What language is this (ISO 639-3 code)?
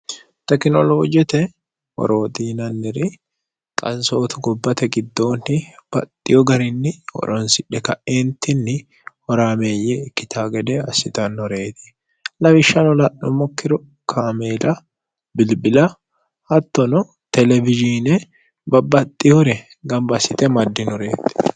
sid